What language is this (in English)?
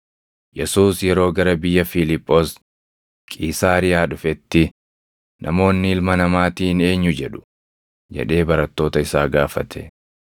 Oromo